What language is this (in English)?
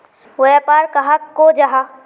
Magahi